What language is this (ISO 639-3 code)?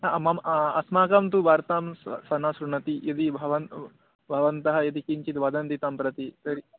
san